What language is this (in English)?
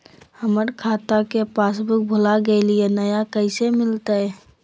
Magahi